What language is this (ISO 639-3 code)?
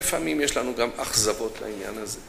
heb